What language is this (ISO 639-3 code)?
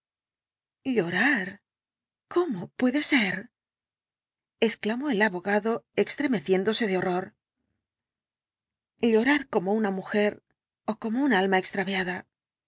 spa